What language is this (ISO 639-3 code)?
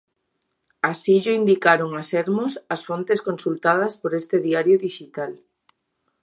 glg